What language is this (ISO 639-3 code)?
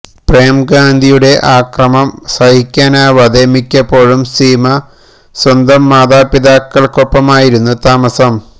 mal